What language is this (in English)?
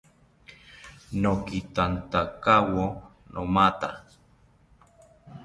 South Ucayali Ashéninka